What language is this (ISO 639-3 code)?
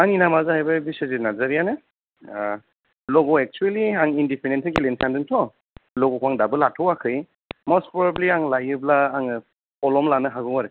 brx